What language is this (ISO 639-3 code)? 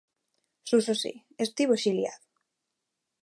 glg